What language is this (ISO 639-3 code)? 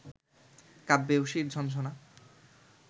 ben